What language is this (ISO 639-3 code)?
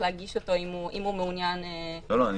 heb